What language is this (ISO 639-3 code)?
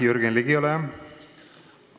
est